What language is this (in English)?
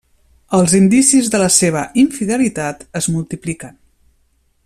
Catalan